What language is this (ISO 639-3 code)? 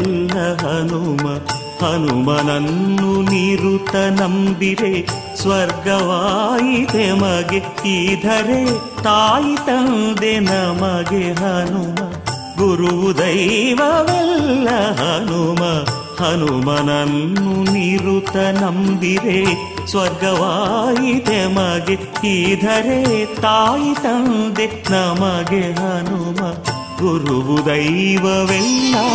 kan